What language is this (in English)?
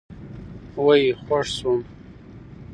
Pashto